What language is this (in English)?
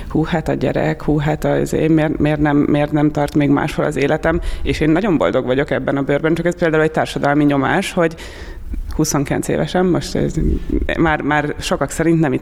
Hungarian